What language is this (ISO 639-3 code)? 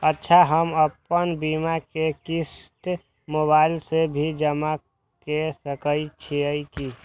mai